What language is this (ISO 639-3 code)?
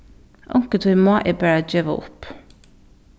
fao